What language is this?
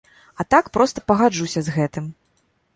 Belarusian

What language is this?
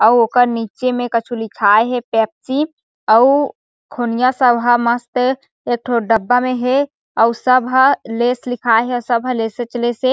Chhattisgarhi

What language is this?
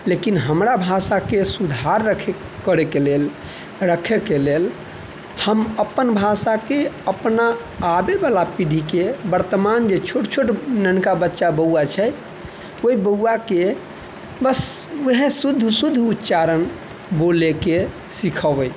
Maithili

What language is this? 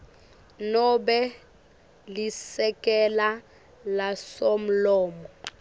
Swati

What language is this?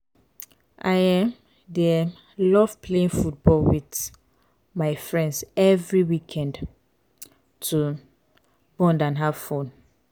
Nigerian Pidgin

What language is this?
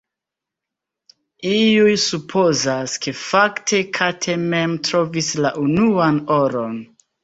Esperanto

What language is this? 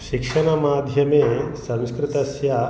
Sanskrit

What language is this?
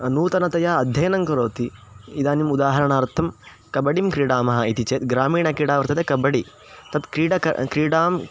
Sanskrit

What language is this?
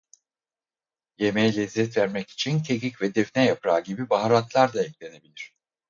Turkish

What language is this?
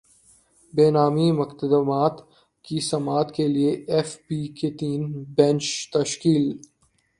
Urdu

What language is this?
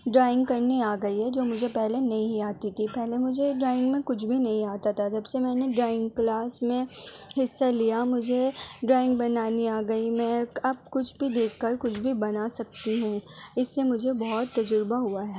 Urdu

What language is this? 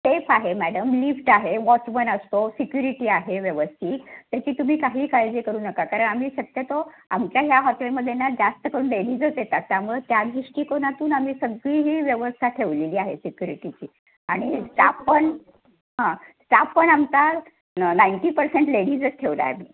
Marathi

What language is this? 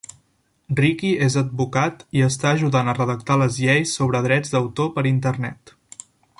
Catalan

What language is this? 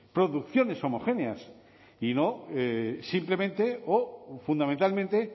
Spanish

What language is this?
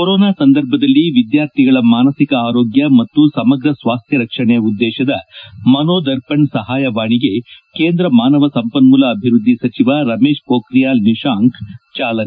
Kannada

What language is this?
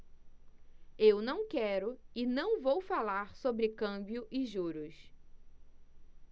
Portuguese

